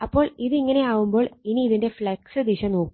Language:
Malayalam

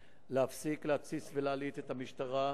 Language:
Hebrew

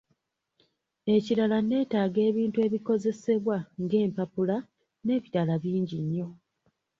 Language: Ganda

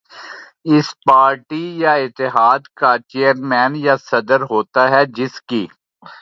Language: Urdu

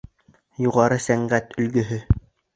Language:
Bashkir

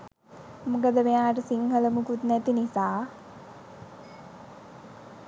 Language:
Sinhala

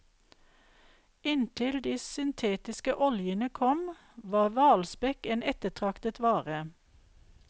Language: Norwegian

